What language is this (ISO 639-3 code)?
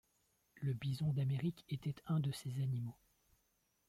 fra